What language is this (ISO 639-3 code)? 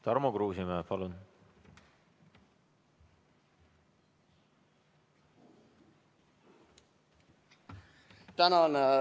est